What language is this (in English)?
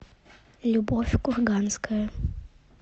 Russian